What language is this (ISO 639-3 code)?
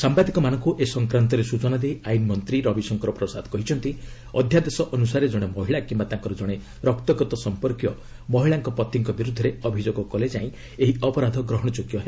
ori